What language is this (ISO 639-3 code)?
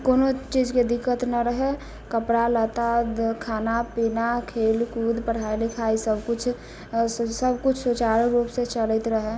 mai